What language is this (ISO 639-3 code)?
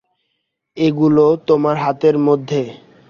ben